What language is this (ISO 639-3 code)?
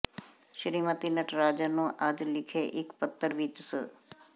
pan